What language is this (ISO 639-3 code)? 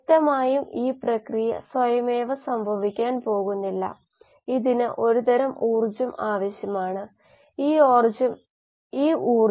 mal